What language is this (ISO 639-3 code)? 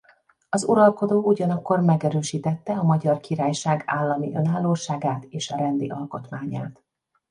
hun